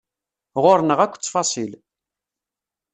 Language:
Kabyle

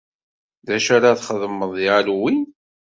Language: Kabyle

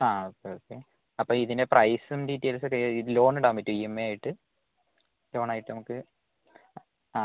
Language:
Malayalam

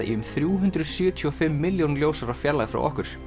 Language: Icelandic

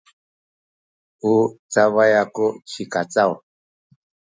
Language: Sakizaya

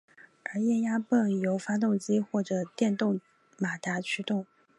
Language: Chinese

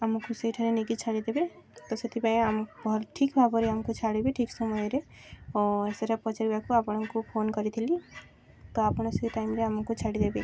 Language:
Odia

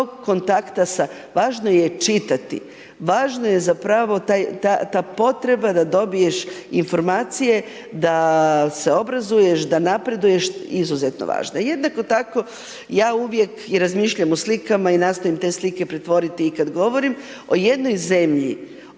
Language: Croatian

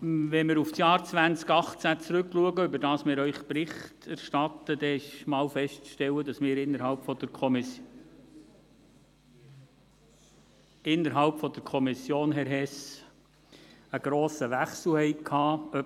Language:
Swiss German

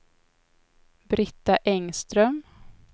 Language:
Swedish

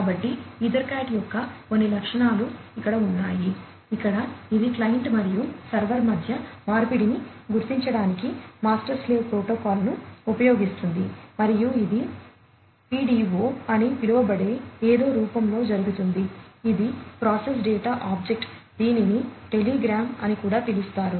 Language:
Telugu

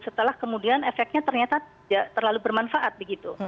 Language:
Indonesian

